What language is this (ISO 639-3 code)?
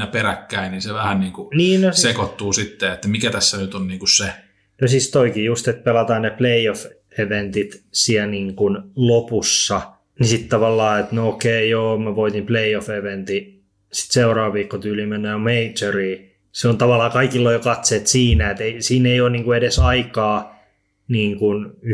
fin